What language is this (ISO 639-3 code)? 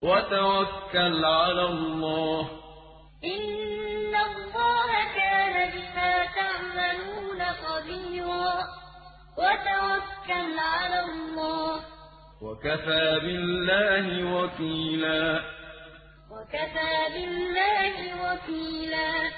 ara